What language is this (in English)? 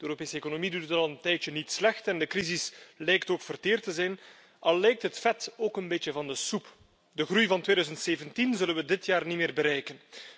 Dutch